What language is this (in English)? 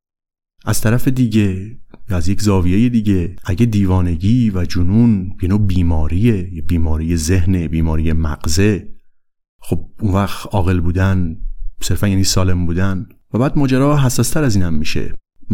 Persian